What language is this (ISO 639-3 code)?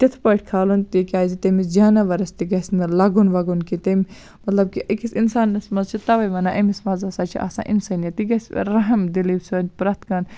kas